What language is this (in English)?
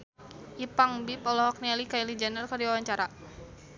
Sundanese